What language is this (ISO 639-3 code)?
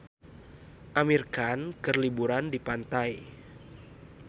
sun